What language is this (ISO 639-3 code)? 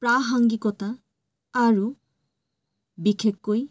asm